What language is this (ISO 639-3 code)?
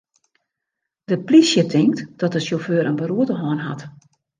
fry